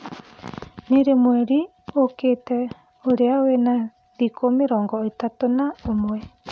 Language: Kikuyu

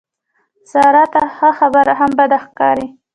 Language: Pashto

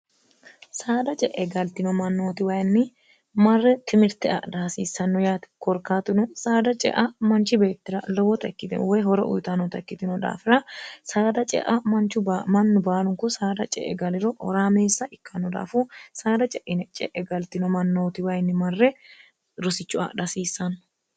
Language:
Sidamo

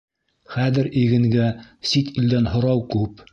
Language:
Bashkir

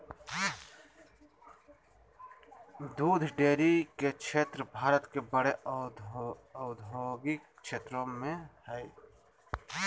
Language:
Magahi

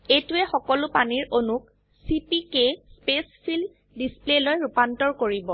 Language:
Assamese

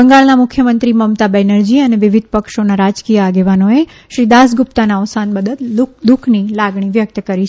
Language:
Gujarati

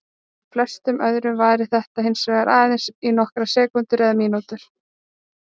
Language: Icelandic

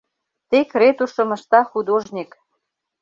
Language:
Mari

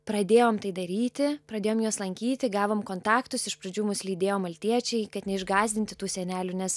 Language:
Lithuanian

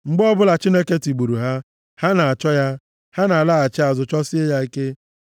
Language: Igbo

